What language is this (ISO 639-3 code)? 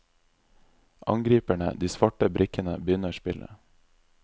nor